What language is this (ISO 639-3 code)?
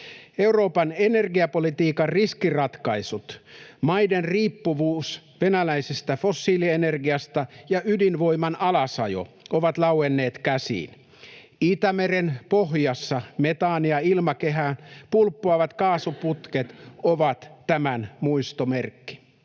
fin